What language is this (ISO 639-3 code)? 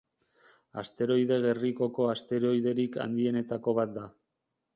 eus